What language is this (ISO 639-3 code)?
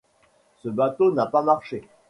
fra